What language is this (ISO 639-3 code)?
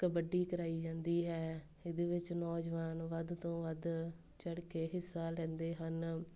pan